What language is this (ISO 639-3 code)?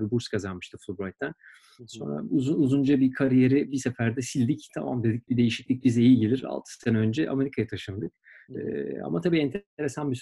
tur